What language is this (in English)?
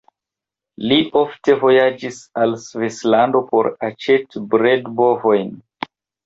Esperanto